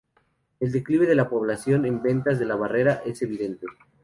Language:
Spanish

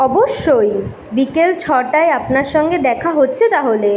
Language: Bangla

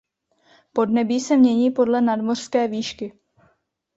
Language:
Czech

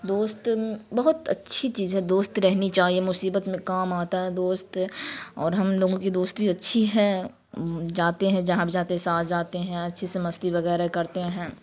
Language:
Urdu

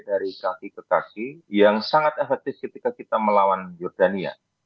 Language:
Indonesian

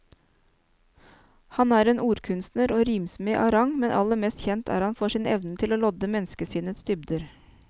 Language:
Norwegian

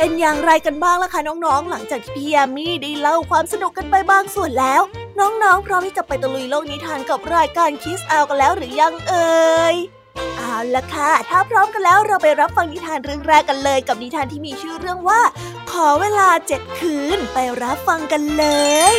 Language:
Thai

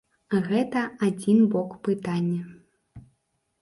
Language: Belarusian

